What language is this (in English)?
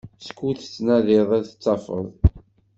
Kabyle